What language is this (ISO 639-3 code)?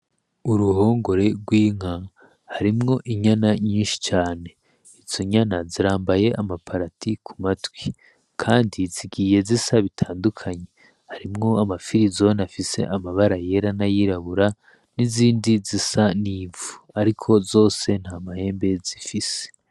run